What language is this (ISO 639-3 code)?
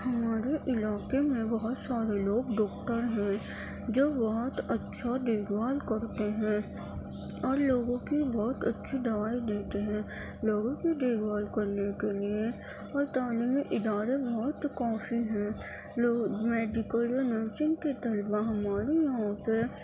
urd